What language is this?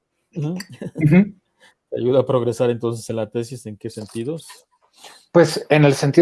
Spanish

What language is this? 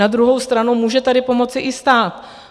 Czech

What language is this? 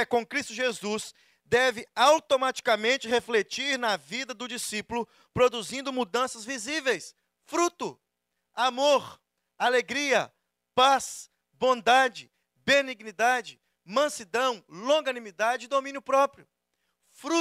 Portuguese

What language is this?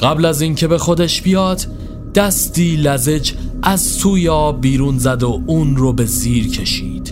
Persian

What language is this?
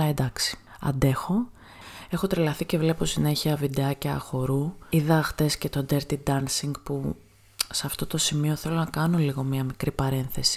Greek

